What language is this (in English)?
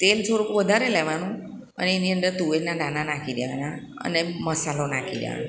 Gujarati